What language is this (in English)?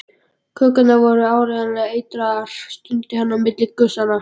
Icelandic